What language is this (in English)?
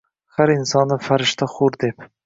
Uzbek